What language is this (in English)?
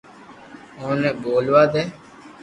Loarki